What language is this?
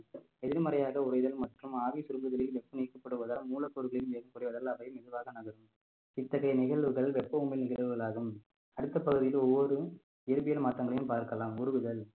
Tamil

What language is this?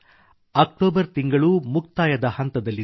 Kannada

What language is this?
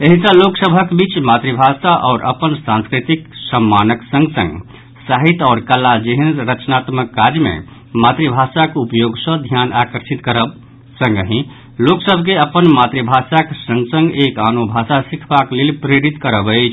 Maithili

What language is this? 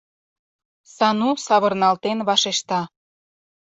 Mari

